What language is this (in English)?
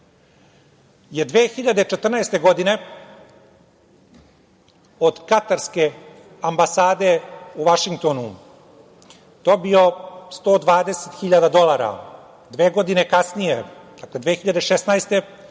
Serbian